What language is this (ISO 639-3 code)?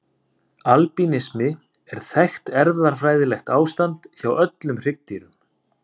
isl